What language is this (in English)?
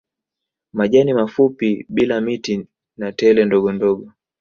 Swahili